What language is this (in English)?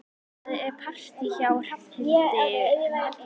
Icelandic